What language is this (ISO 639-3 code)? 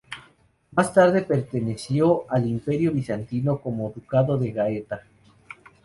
spa